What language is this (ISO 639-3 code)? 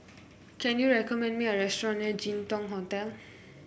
eng